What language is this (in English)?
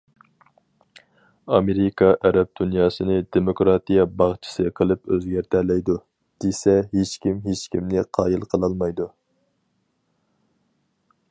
Uyghur